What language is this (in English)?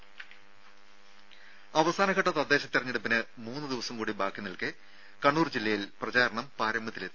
Malayalam